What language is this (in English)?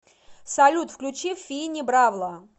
Russian